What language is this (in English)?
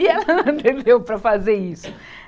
Portuguese